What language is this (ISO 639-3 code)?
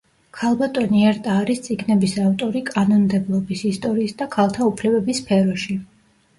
kat